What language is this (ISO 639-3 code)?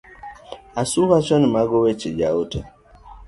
luo